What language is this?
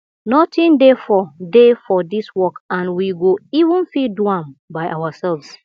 Nigerian Pidgin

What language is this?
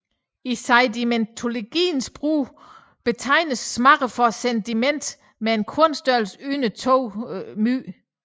Danish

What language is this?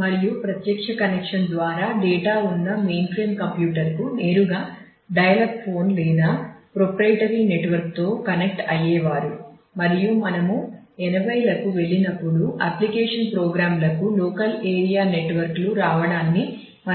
Telugu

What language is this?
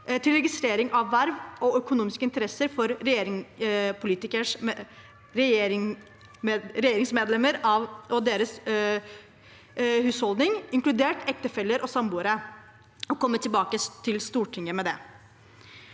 Norwegian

